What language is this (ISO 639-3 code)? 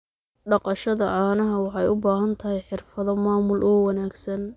som